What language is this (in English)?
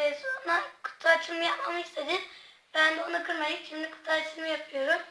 Turkish